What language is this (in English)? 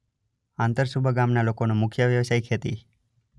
Gujarati